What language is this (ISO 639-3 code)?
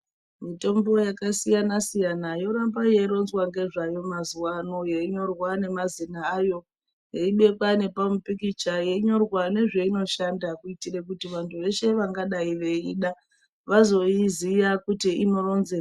ndc